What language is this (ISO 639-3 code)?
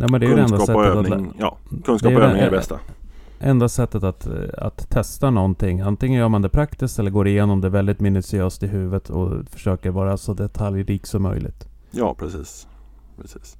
swe